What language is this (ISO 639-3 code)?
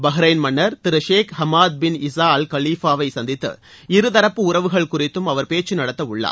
tam